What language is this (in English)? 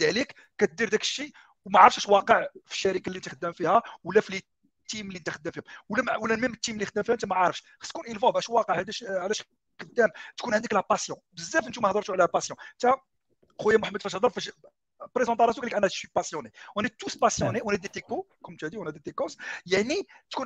Arabic